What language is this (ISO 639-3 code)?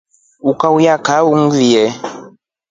rof